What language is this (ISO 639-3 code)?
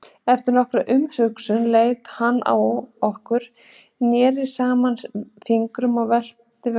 isl